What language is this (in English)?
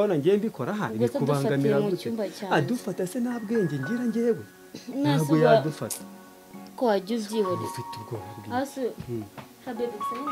Romanian